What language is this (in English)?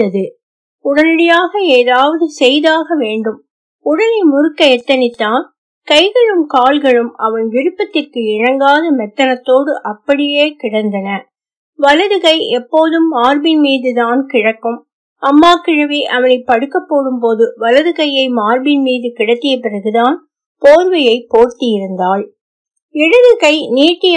Tamil